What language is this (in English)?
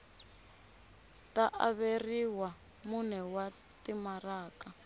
Tsonga